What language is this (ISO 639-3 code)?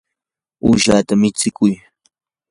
qur